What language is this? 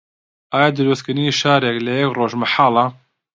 Central Kurdish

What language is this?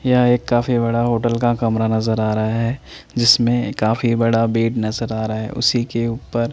Hindi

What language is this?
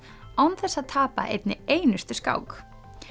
Icelandic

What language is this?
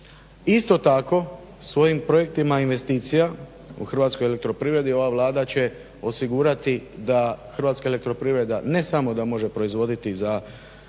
Croatian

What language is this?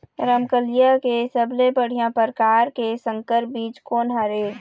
Chhattisgarhi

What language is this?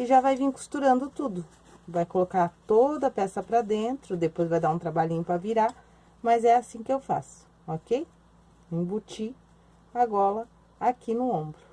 Portuguese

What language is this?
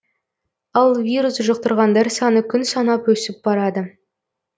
Kazakh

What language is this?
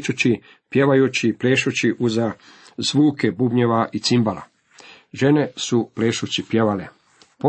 Croatian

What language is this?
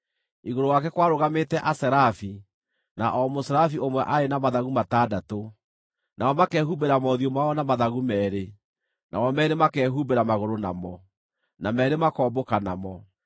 Kikuyu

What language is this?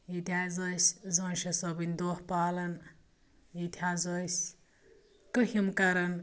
Kashmiri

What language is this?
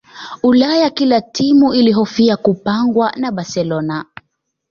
Swahili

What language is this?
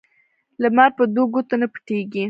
Pashto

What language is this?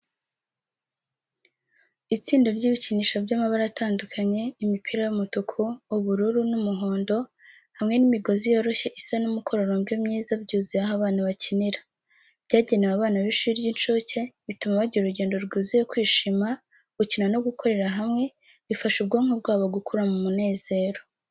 Kinyarwanda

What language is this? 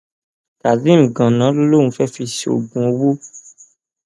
Yoruba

